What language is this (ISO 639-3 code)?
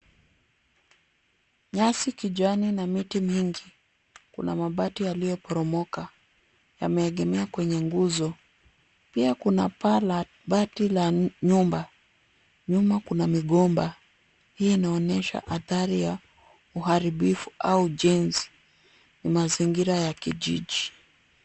swa